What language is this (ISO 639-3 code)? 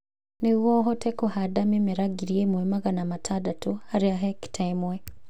kik